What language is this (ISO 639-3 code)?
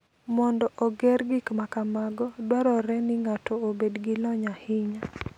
luo